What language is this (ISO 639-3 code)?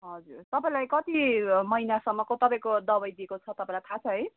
nep